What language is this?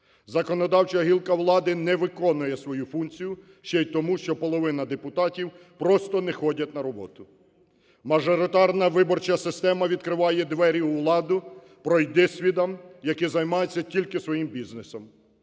Ukrainian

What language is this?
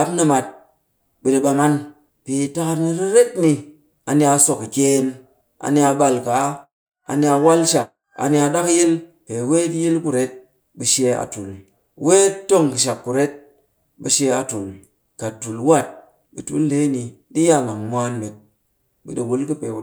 Cakfem-Mushere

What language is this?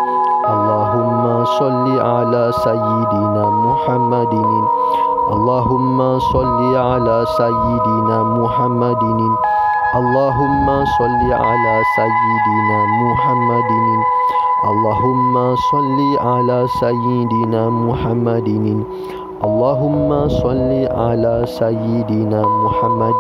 Malay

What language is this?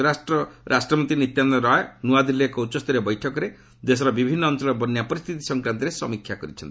Odia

